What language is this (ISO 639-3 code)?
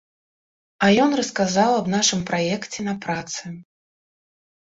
bel